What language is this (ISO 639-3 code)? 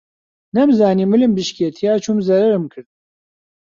ckb